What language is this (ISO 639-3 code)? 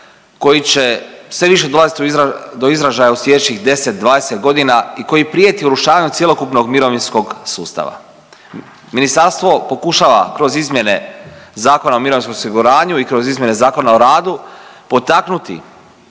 hrv